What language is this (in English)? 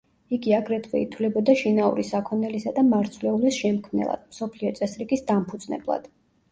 Georgian